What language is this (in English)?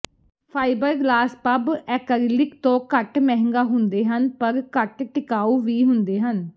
Punjabi